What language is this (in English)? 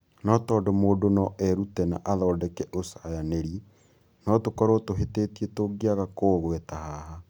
Kikuyu